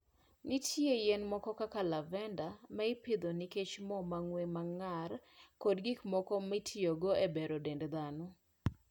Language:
Luo (Kenya and Tanzania)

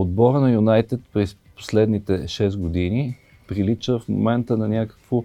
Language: Bulgarian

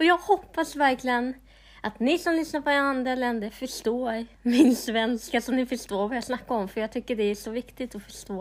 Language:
Swedish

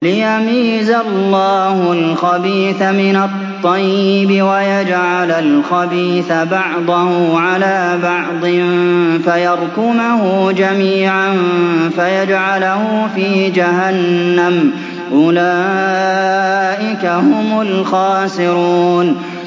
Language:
Arabic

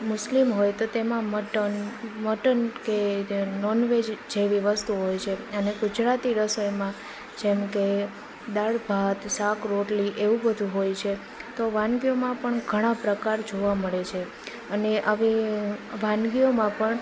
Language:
Gujarati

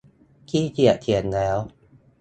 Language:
Thai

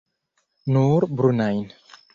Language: Esperanto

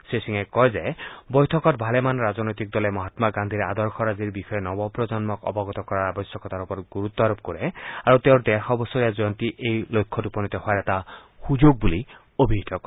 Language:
Assamese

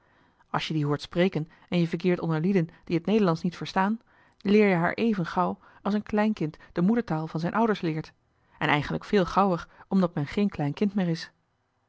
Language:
Dutch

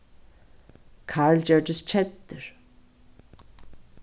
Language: Faroese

